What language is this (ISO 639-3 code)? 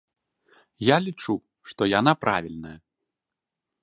bel